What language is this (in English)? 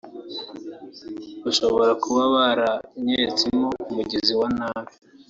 Kinyarwanda